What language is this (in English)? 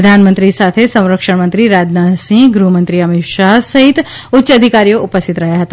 Gujarati